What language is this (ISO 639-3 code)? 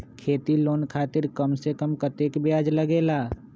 mag